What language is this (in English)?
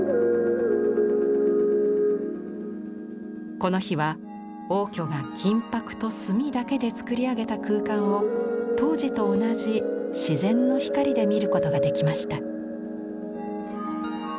Japanese